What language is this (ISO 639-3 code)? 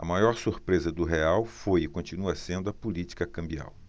por